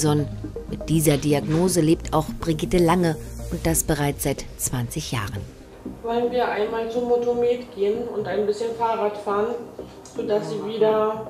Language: German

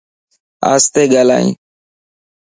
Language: Lasi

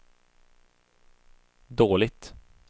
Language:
Swedish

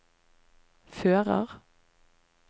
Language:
Norwegian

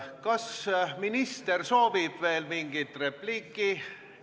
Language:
Estonian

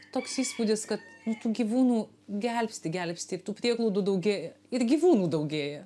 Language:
Lithuanian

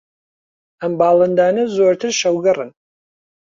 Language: Central Kurdish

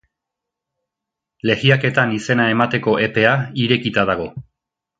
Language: Basque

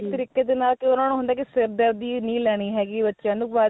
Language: Punjabi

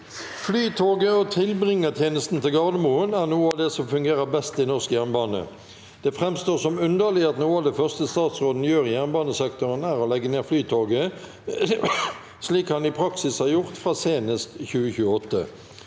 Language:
Norwegian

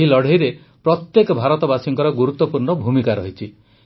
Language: Odia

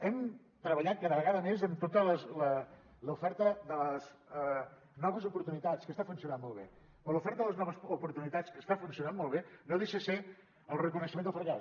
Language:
Catalan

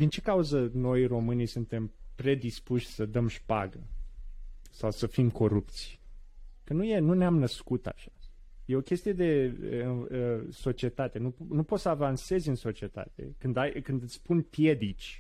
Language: Romanian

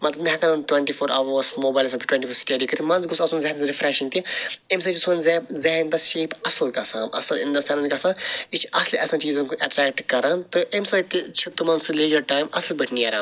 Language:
Kashmiri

